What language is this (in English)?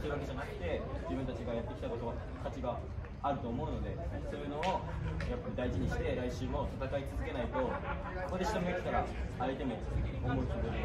Japanese